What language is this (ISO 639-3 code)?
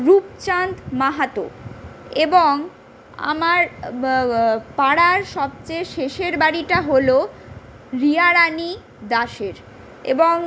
ben